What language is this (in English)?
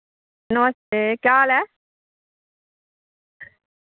Dogri